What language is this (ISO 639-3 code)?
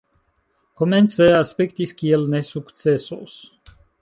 epo